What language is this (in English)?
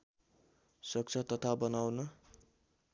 Nepali